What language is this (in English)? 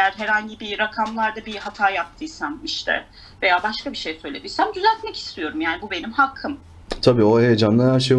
Turkish